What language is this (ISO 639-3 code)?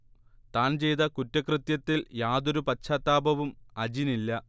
mal